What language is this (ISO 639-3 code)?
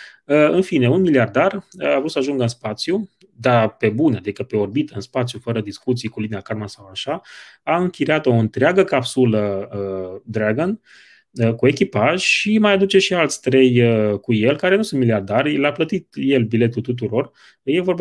ron